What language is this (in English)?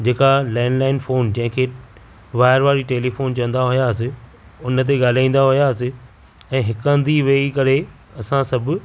Sindhi